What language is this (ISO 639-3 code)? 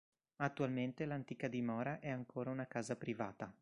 ita